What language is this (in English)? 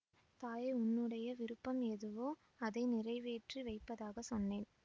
Tamil